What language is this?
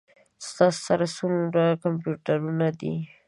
Pashto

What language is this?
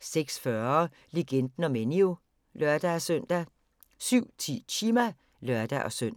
Danish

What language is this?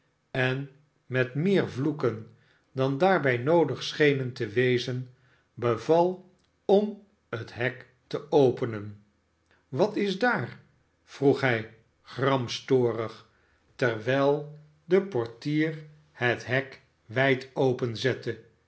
Dutch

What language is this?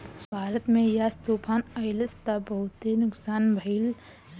Bhojpuri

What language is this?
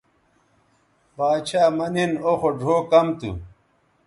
Bateri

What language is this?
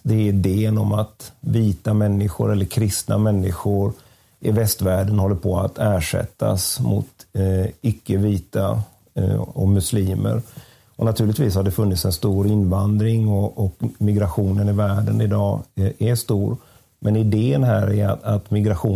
Swedish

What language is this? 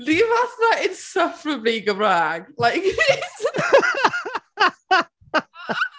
Welsh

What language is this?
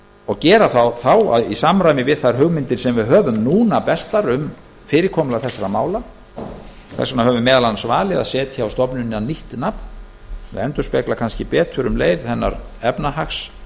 Icelandic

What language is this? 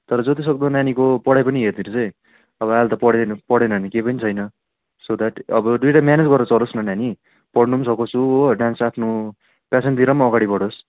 Nepali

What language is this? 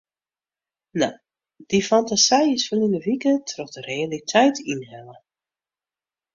Western Frisian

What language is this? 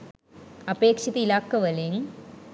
Sinhala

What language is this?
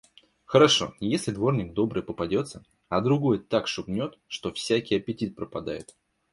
Russian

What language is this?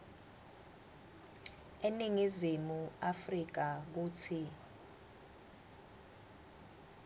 Swati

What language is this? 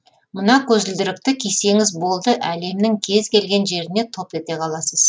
Kazakh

